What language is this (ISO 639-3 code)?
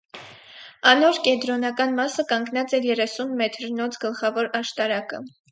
hye